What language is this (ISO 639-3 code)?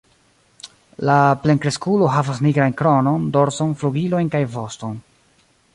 epo